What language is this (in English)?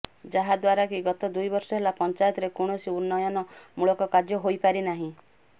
Odia